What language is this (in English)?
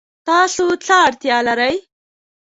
Pashto